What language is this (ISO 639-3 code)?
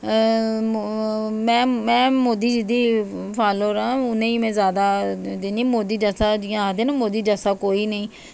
doi